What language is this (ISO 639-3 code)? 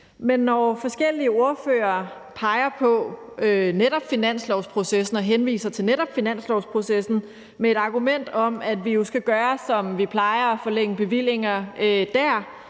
dan